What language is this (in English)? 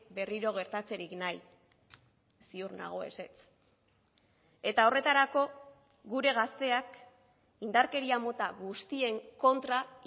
Basque